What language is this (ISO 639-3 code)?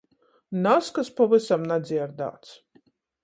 ltg